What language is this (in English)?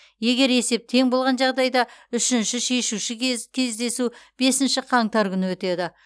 Kazakh